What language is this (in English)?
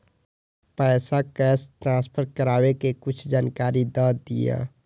Maithili